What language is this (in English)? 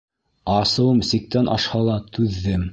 Bashkir